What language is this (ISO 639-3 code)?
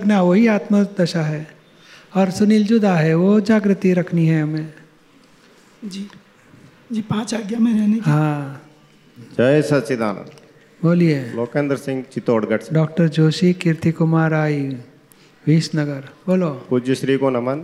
guj